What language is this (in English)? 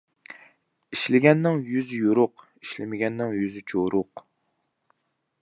Uyghur